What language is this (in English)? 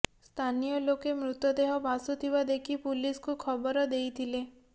Odia